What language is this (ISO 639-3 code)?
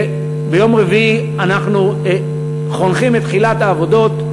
heb